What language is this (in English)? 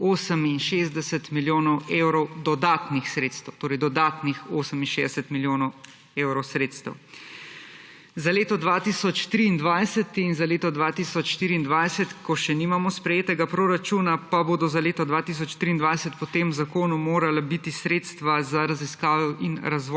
Slovenian